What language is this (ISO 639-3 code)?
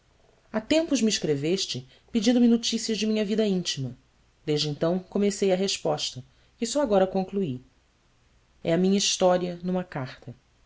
por